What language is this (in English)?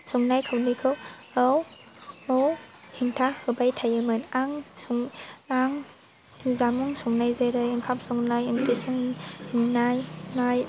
Bodo